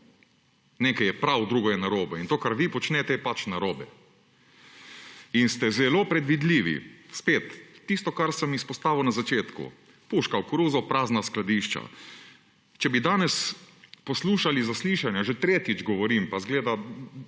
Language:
Slovenian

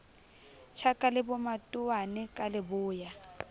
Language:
Southern Sotho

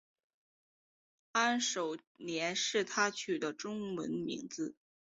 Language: Chinese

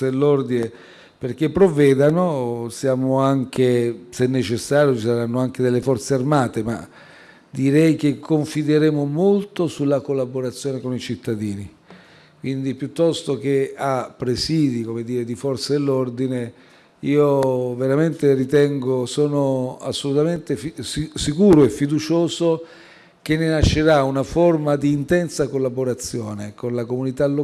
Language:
Italian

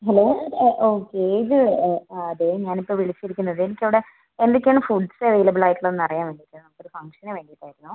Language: Malayalam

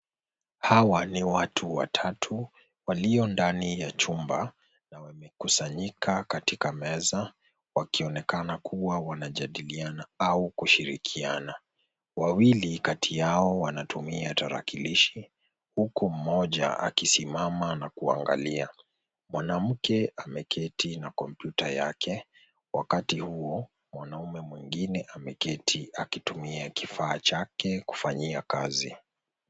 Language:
Swahili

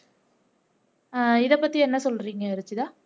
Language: Tamil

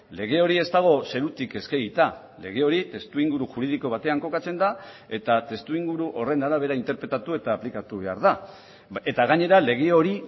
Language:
Basque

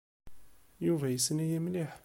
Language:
Kabyle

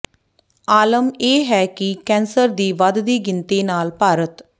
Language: Punjabi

